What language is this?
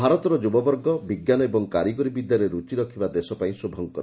Odia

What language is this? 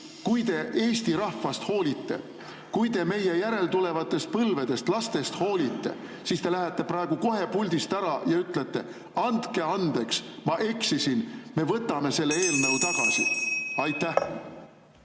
Estonian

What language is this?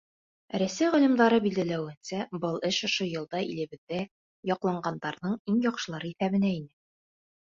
Bashkir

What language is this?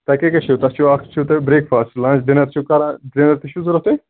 Kashmiri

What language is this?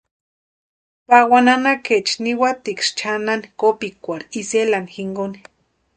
Western Highland Purepecha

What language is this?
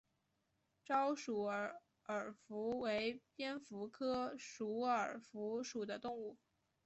Chinese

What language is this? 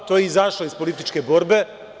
Serbian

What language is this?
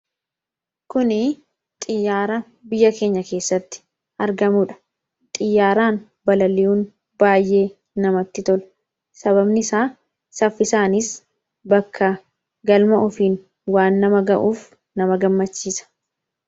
Oromo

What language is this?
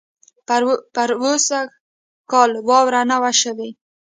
Pashto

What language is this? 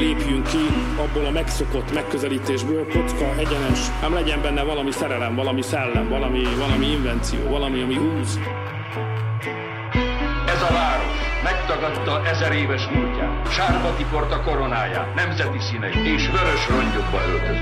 Hungarian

